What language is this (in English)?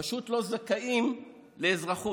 Hebrew